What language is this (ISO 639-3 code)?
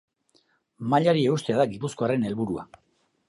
eus